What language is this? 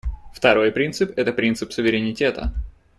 Russian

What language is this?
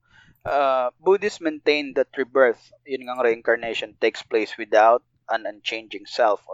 Filipino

